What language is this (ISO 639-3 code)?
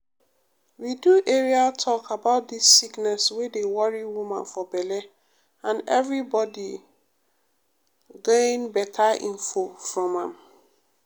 pcm